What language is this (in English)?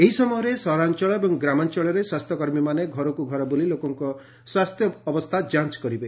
Odia